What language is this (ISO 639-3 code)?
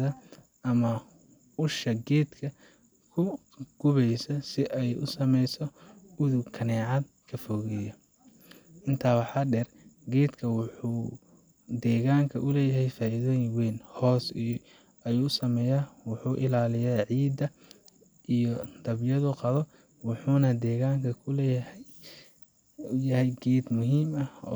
som